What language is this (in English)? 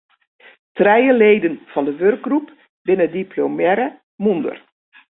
Western Frisian